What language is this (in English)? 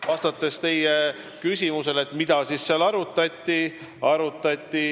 Estonian